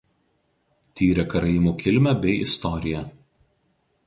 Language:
Lithuanian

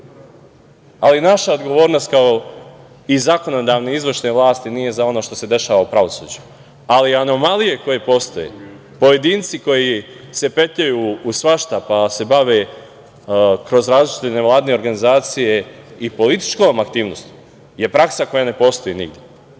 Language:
Serbian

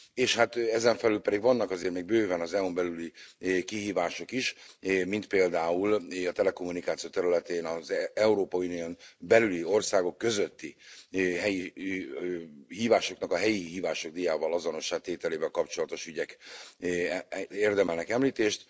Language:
Hungarian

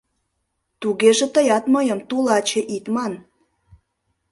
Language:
Mari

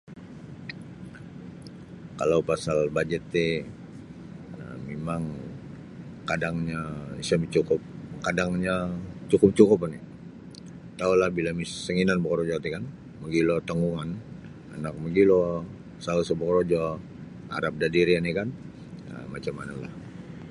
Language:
Sabah Bisaya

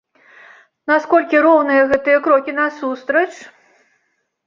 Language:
Belarusian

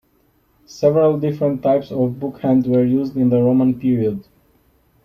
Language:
English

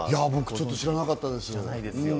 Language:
Japanese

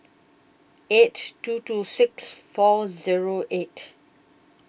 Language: English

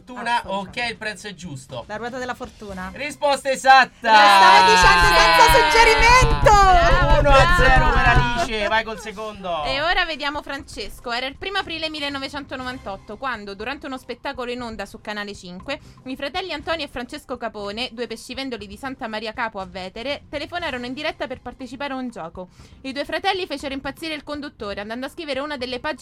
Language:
Italian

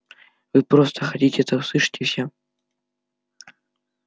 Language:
Russian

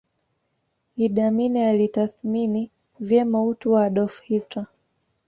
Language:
Swahili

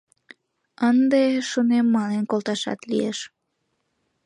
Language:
Mari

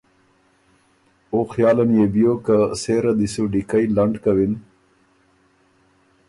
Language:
Ormuri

